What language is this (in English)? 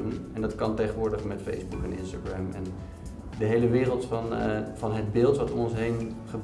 Dutch